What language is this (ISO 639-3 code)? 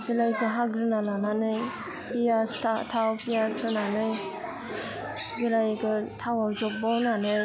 brx